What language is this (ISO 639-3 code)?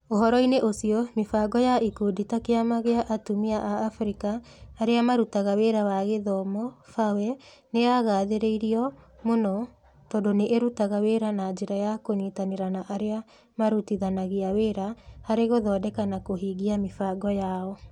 kik